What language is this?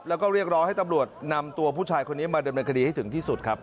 Thai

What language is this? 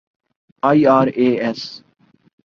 Urdu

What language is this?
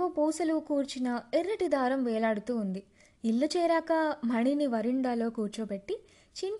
Telugu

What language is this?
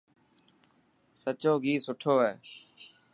Dhatki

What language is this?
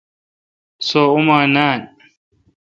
Kalkoti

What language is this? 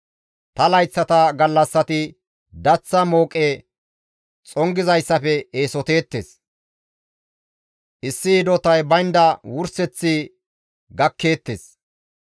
Gamo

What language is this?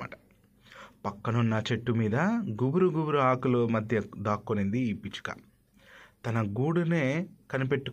Telugu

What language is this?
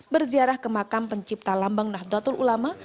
Indonesian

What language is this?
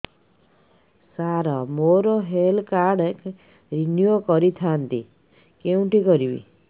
Odia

